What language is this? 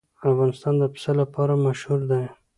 Pashto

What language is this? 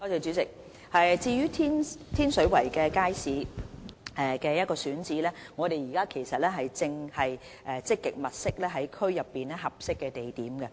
Cantonese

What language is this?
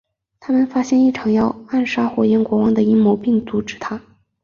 Chinese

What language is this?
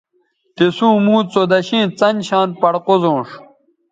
Bateri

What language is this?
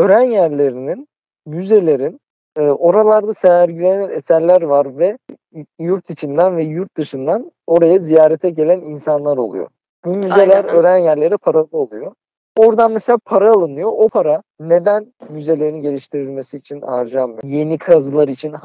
Turkish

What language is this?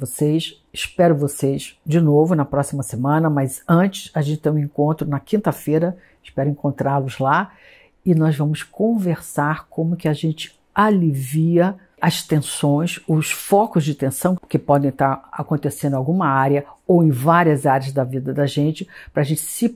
Portuguese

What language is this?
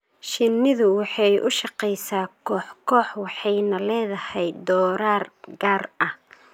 Somali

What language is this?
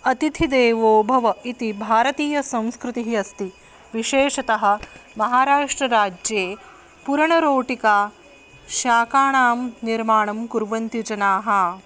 Sanskrit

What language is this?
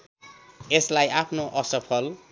Nepali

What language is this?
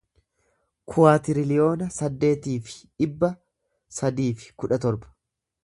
Oromo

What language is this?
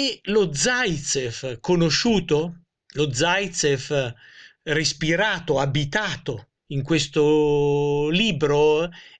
Italian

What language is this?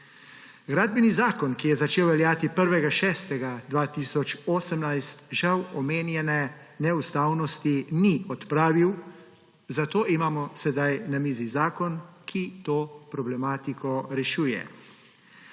Slovenian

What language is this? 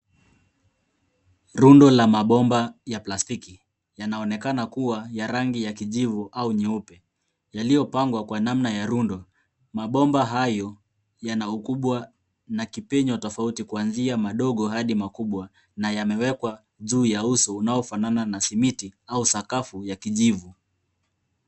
Swahili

